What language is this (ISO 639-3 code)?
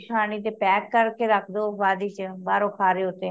pan